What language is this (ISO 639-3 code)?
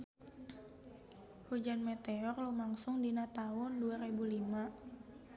sun